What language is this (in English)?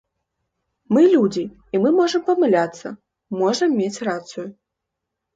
Belarusian